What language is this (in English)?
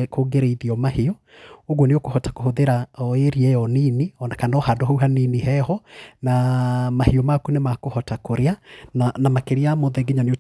Kikuyu